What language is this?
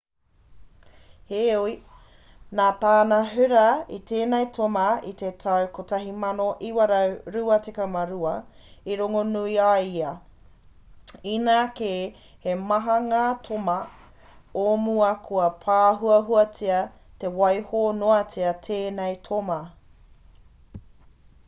Māori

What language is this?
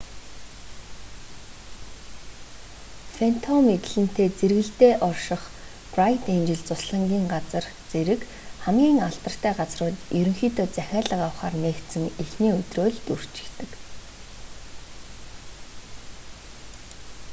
Mongolian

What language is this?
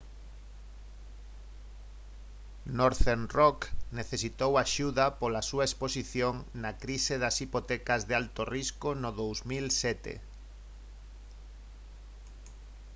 Galician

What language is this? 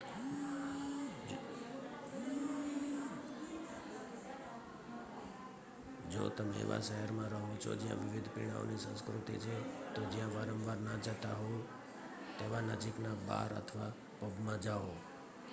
Gujarati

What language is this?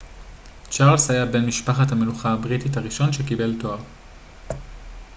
Hebrew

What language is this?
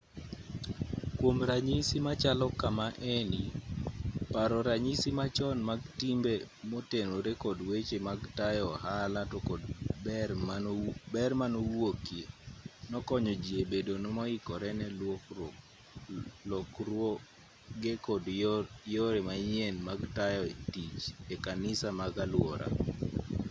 Luo (Kenya and Tanzania)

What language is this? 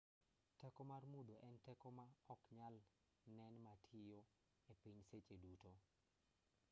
Luo (Kenya and Tanzania)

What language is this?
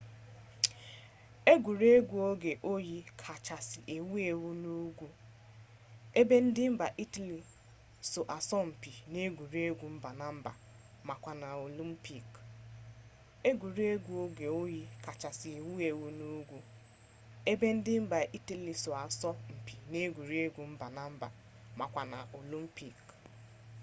Igbo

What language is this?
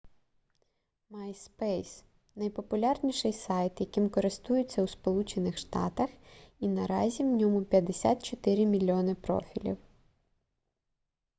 Ukrainian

